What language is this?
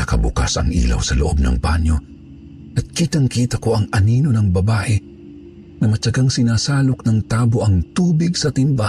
Filipino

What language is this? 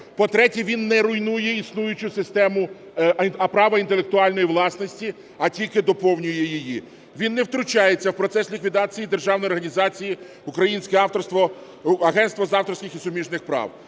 Ukrainian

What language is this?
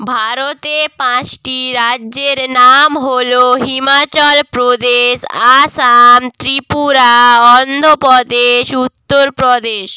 Bangla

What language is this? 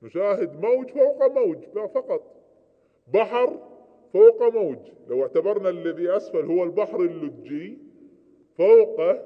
Arabic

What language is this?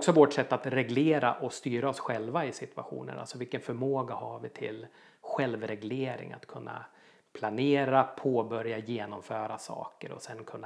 Swedish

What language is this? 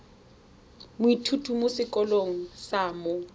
Tswana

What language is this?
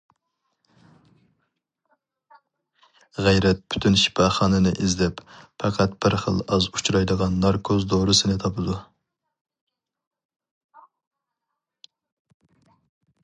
Uyghur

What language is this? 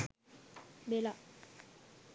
Sinhala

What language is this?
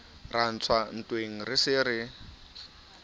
Southern Sotho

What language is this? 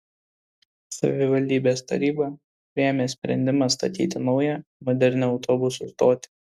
Lithuanian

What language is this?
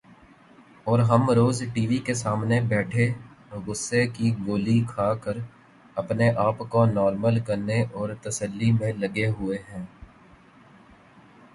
Urdu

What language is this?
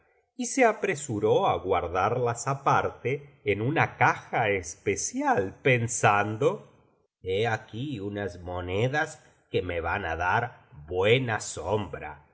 Spanish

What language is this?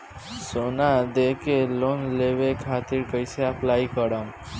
Bhojpuri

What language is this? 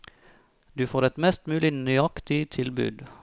Norwegian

